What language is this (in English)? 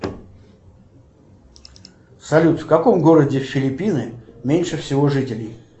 Russian